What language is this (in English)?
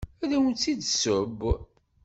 Kabyle